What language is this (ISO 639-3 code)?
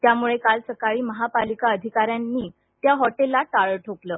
mar